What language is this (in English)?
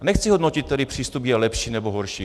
Czech